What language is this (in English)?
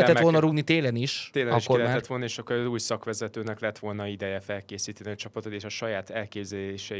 Hungarian